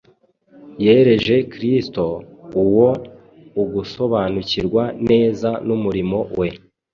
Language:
Kinyarwanda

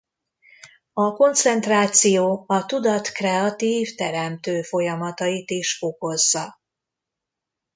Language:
Hungarian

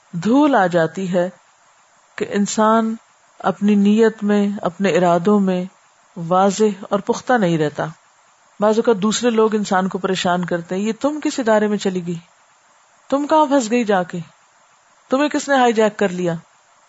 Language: Urdu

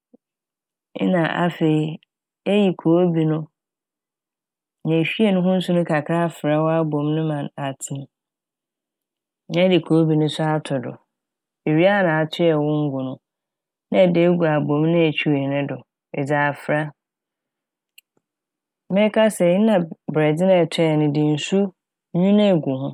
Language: Akan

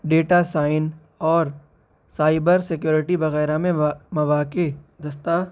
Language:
Urdu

